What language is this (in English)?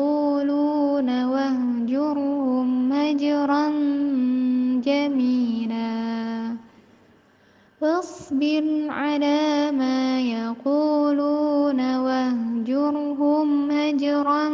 Indonesian